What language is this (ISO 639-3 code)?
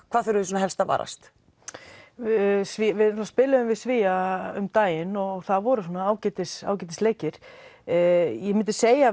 isl